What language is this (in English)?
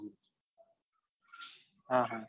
Gujarati